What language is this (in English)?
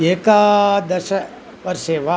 Sanskrit